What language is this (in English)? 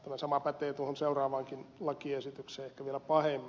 Finnish